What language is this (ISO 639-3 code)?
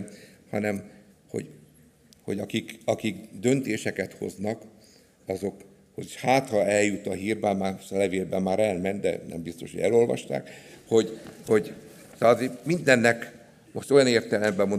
hun